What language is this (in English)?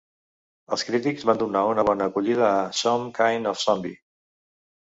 Catalan